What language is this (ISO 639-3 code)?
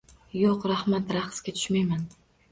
uzb